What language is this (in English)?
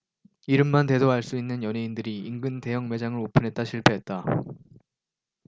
Korean